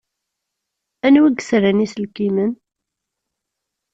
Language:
Kabyle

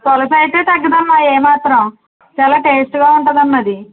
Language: Telugu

